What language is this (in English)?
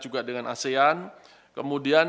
Indonesian